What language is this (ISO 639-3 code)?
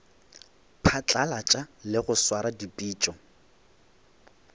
nso